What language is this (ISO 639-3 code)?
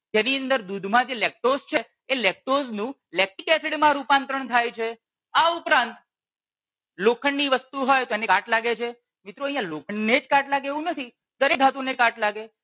guj